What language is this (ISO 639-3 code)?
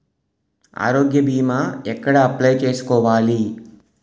tel